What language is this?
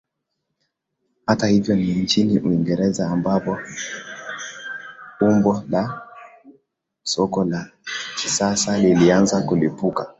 Swahili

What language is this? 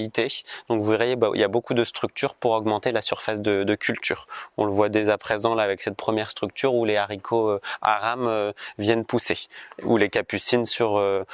French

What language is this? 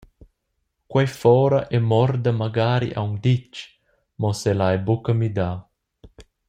Romansh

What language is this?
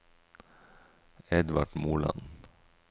Norwegian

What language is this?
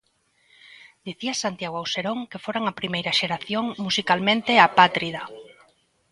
Galician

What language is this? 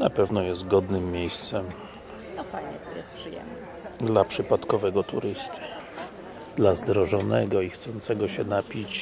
Polish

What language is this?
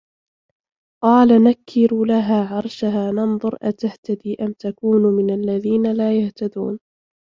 Arabic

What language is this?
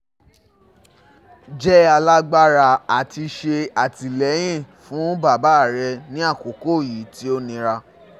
Yoruba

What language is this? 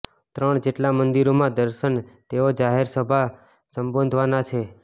Gujarati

